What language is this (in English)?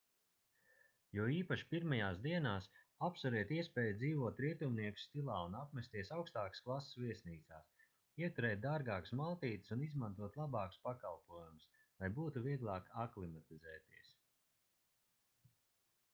Latvian